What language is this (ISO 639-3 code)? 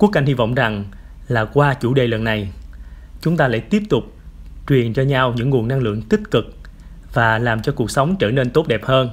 vie